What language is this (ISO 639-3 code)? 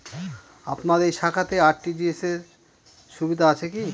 ben